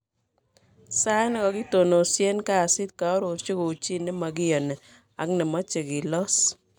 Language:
Kalenjin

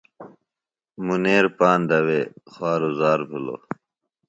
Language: Phalura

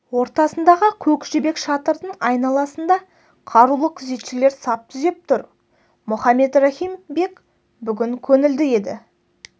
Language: Kazakh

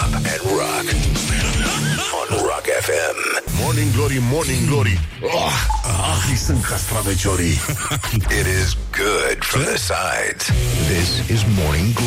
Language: Romanian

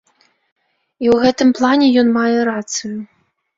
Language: Belarusian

